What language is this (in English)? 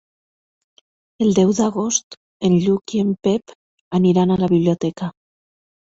Catalan